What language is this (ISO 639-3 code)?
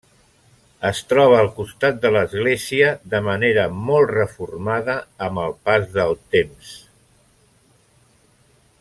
cat